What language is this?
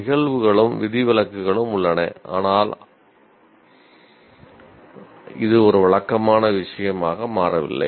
Tamil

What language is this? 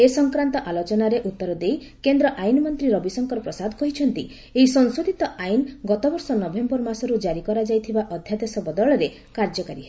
Odia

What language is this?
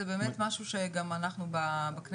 Hebrew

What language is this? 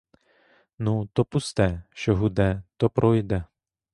Ukrainian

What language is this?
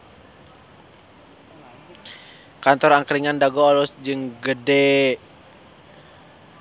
Sundanese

